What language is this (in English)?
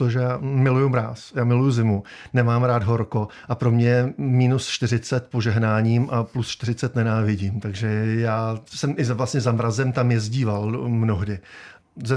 Czech